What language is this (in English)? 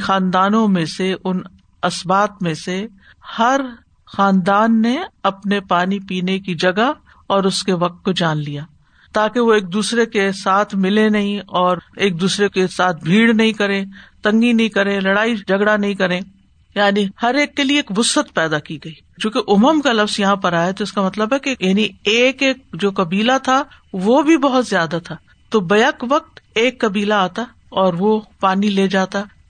Urdu